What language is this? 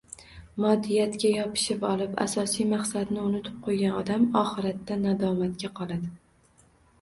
Uzbek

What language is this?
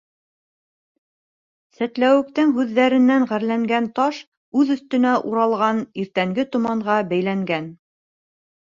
Bashkir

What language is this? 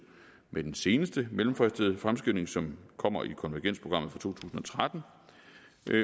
Danish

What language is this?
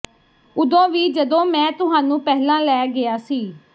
Punjabi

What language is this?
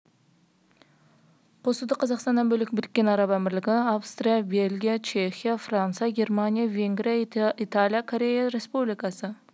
Kazakh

